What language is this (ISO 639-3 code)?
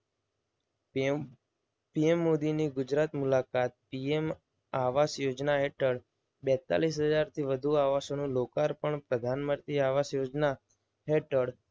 guj